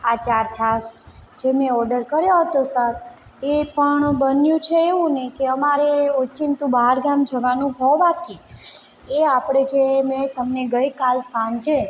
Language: Gujarati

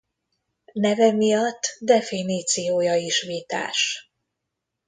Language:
Hungarian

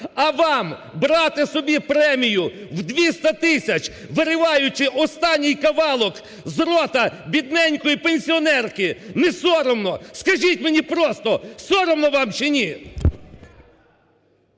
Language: Ukrainian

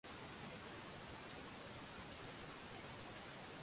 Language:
Swahili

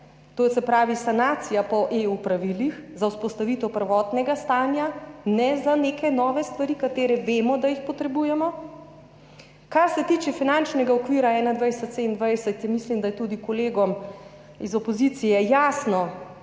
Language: Slovenian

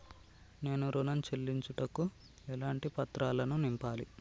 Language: Telugu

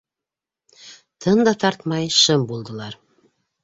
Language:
Bashkir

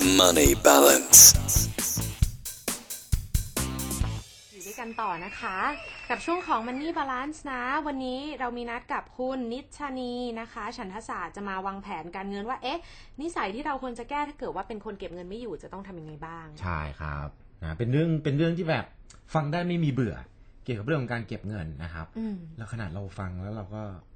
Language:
Thai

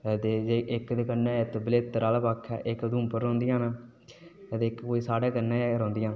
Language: Dogri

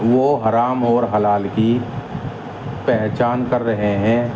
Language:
Urdu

